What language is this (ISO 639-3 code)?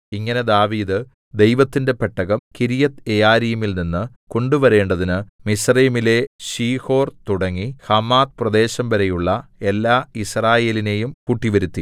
mal